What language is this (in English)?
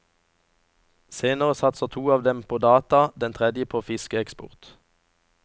Norwegian